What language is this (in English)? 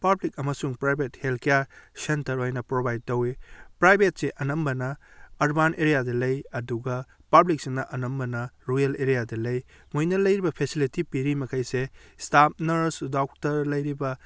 Manipuri